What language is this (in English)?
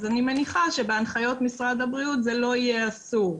Hebrew